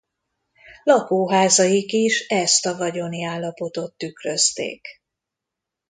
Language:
Hungarian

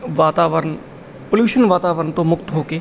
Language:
Punjabi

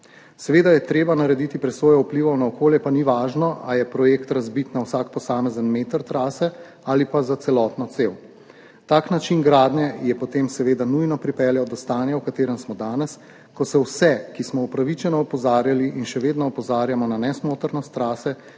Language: Slovenian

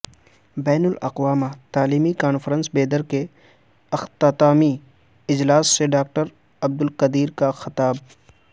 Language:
Urdu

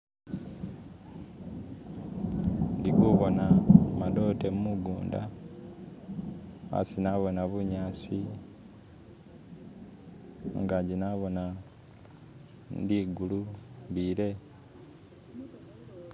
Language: Masaaba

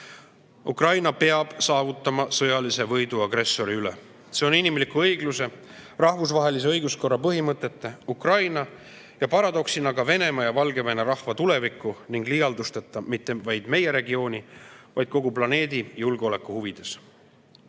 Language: Estonian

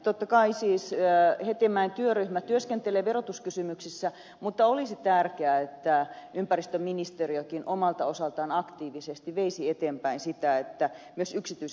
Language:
Finnish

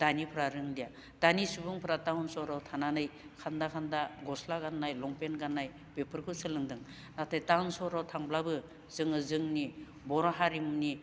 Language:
Bodo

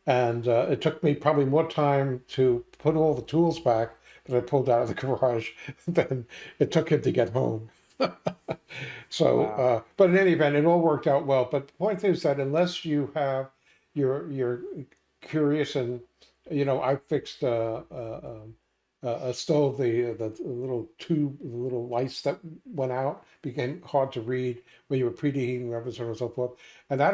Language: English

